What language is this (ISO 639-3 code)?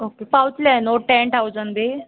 kok